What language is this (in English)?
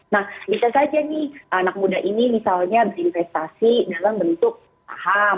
Indonesian